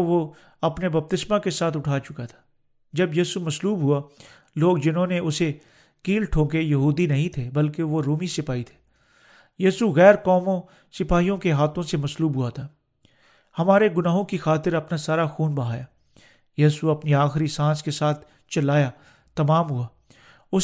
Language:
Urdu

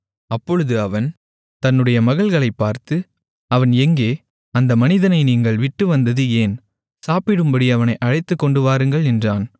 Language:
Tamil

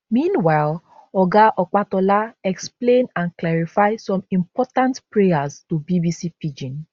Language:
Nigerian Pidgin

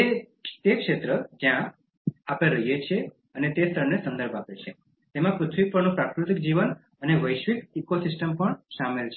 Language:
Gujarati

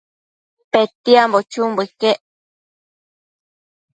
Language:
Matsés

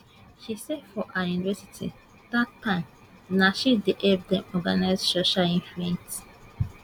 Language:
Nigerian Pidgin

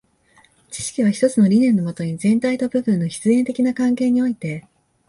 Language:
Japanese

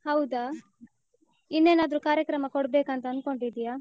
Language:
Kannada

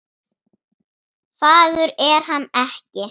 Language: Icelandic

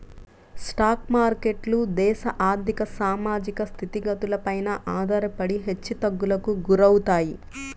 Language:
Telugu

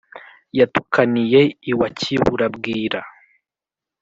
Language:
Kinyarwanda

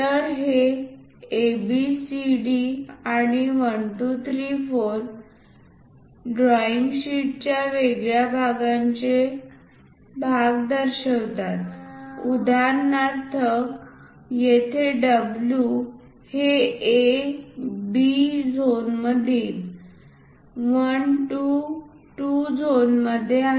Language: Marathi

